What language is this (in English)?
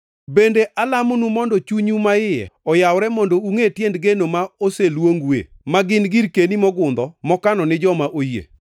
Luo (Kenya and Tanzania)